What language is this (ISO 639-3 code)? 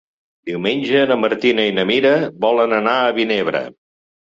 cat